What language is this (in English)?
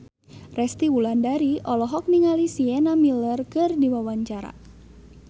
Sundanese